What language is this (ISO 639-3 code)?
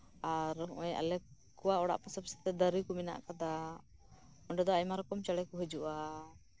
sat